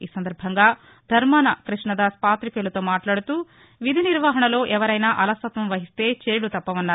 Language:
Telugu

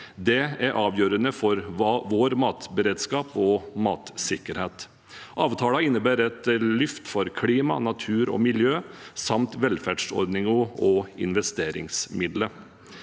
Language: Norwegian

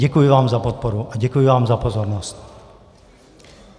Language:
Czech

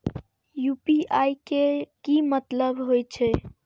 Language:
Maithili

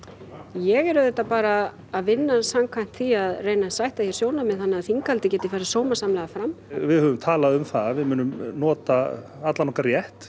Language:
Icelandic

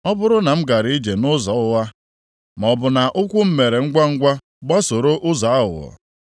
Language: Igbo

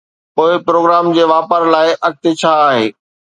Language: Sindhi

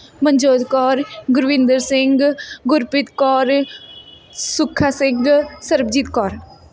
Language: Punjabi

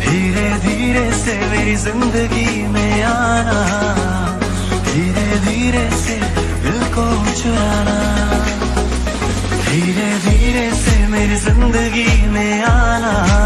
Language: Hindi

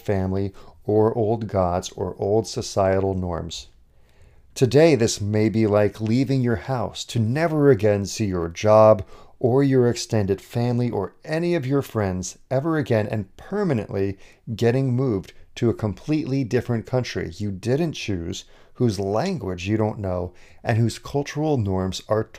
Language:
English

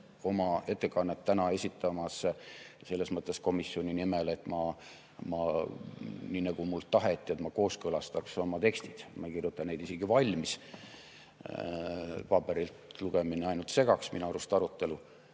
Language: Estonian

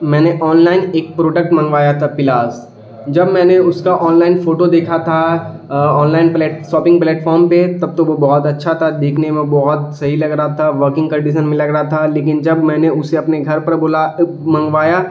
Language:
Urdu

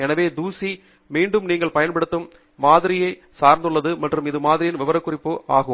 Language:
Tamil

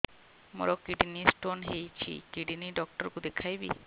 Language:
Odia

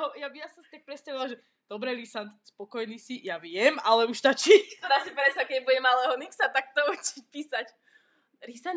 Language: Slovak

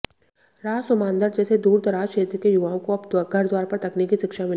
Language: Hindi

